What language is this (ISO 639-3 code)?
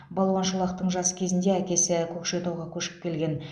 kaz